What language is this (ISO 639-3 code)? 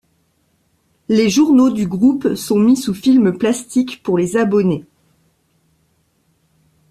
fra